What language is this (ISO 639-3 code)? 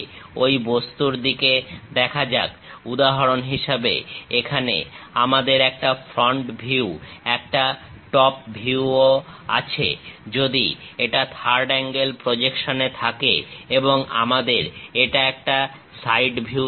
ben